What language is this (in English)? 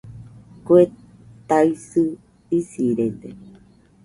Nüpode Huitoto